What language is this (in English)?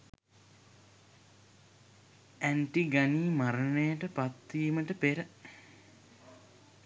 Sinhala